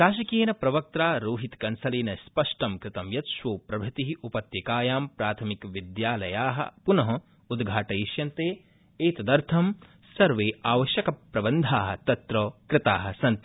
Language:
Sanskrit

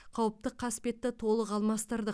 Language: Kazakh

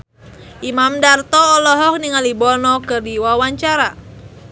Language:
Sundanese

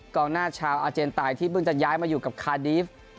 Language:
Thai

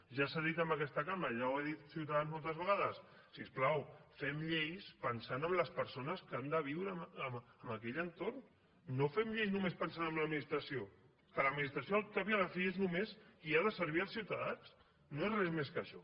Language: Catalan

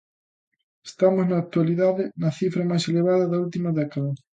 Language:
Galician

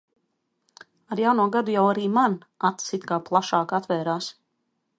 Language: Latvian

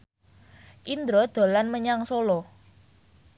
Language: Javanese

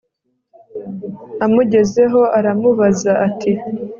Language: Kinyarwanda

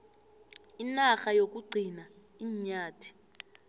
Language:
South Ndebele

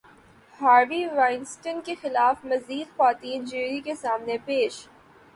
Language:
Urdu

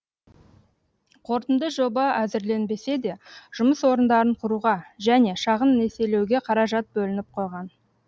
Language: Kazakh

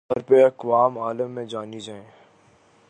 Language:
Urdu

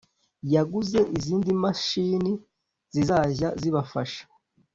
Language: Kinyarwanda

